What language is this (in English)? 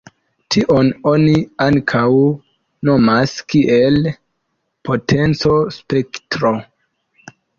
Esperanto